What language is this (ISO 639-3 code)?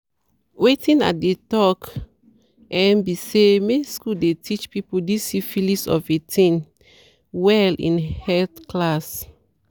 pcm